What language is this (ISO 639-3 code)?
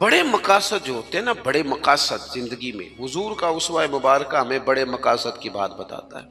hin